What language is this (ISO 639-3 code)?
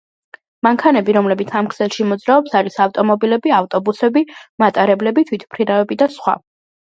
kat